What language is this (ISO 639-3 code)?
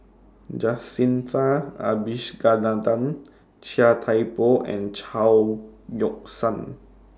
eng